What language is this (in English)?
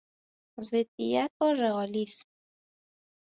Persian